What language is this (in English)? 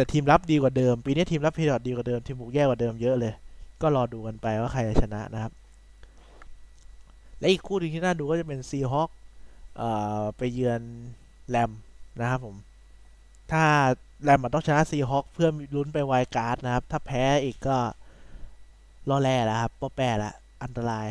Thai